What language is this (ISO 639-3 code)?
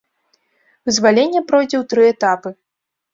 bel